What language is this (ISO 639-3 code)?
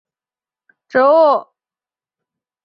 zho